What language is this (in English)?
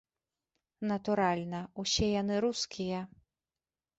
Belarusian